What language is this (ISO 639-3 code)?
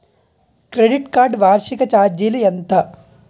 tel